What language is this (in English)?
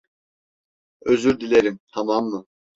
Turkish